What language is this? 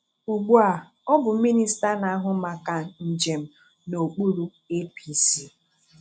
Igbo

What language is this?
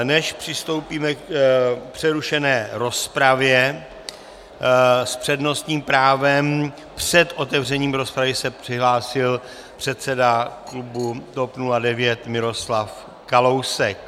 Czech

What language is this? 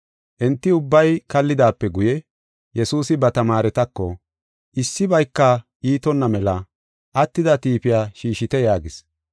Gofa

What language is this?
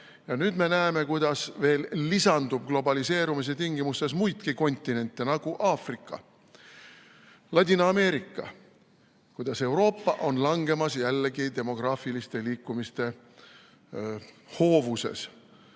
Estonian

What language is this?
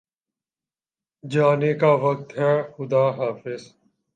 Urdu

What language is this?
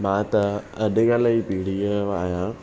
Sindhi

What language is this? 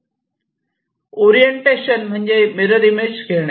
Marathi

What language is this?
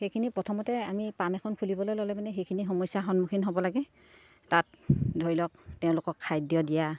Assamese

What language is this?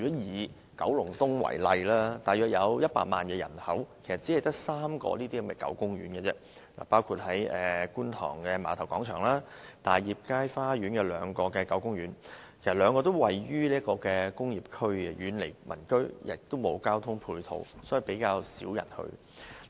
Cantonese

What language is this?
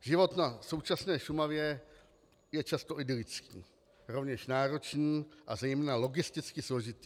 Czech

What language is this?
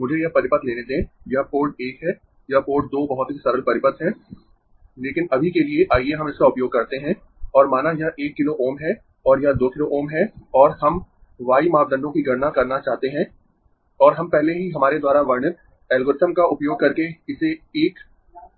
Hindi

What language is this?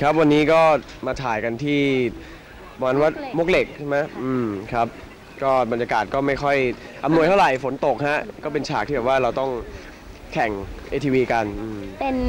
Thai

